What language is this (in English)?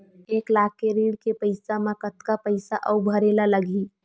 Chhattisgarhi